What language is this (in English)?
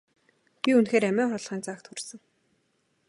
Mongolian